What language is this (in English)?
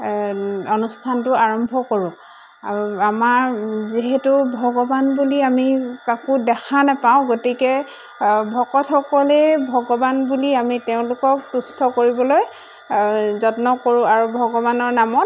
Assamese